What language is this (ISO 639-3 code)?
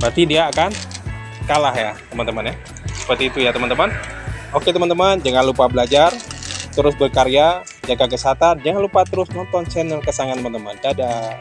ind